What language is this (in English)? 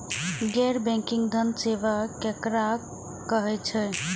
Maithili